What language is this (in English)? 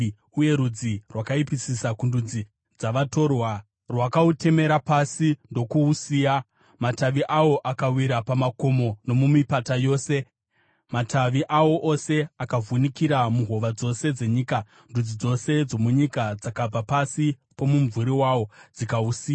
Shona